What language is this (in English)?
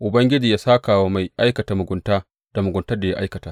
Hausa